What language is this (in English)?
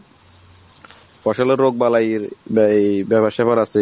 Bangla